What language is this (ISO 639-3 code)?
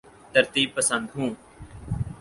urd